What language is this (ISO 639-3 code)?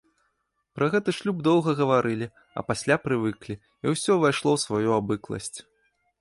bel